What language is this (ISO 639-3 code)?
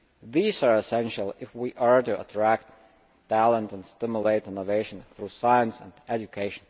eng